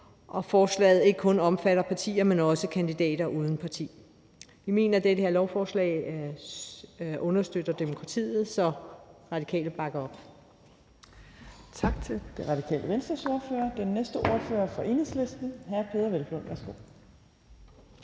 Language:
Danish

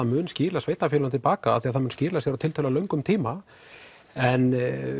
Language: Icelandic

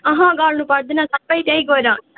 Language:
Nepali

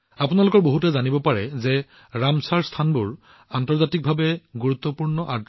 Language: Assamese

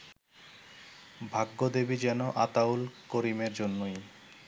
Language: Bangla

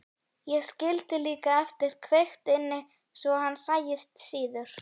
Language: Icelandic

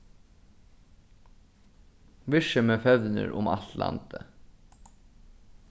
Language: Faroese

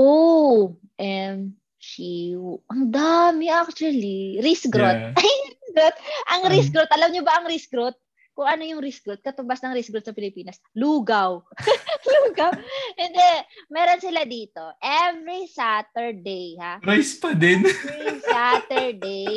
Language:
Filipino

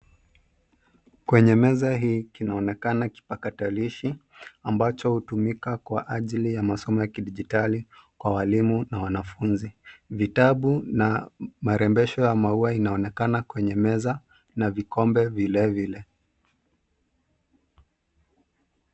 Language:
Swahili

